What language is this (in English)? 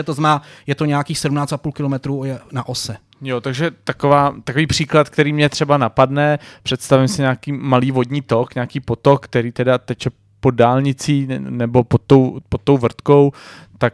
Czech